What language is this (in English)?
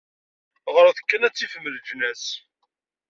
Kabyle